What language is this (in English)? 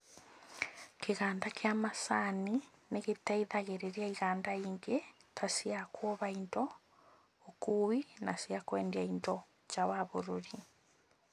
Kikuyu